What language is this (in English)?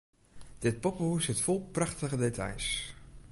Western Frisian